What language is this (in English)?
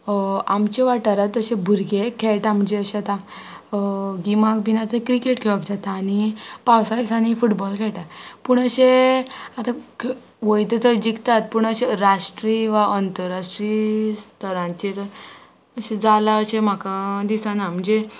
Konkani